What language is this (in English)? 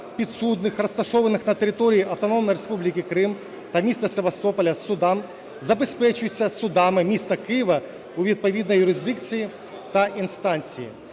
Ukrainian